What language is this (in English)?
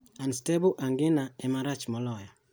Luo (Kenya and Tanzania)